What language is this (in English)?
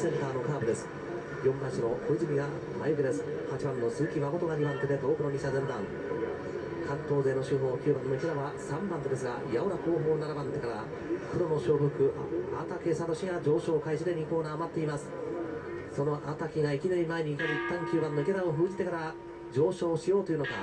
Japanese